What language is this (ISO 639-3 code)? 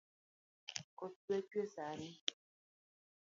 luo